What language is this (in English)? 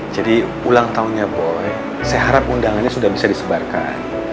Indonesian